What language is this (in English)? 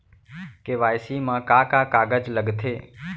Chhattisgarhi